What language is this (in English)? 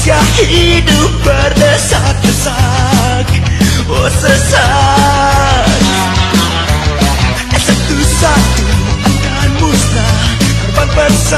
Arabic